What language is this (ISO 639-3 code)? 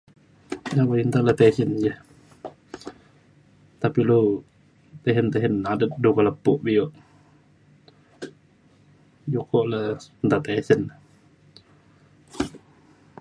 xkl